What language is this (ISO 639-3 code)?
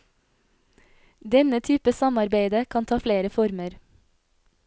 nor